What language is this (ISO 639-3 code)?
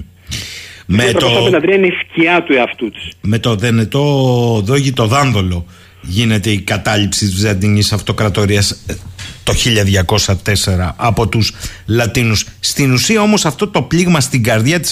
ell